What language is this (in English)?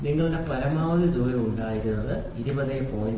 Malayalam